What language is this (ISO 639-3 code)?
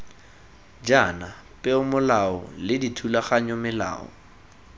tsn